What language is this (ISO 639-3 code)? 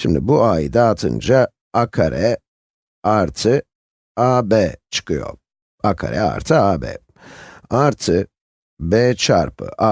tur